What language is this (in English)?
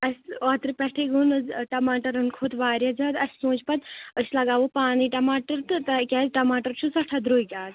Kashmiri